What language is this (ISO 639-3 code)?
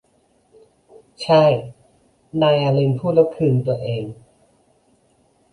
tha